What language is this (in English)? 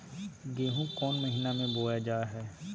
Magahi